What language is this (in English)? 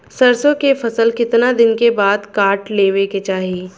Bhojpuri